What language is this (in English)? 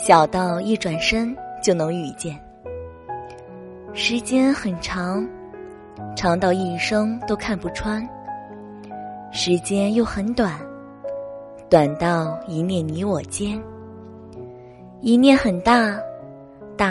Chinese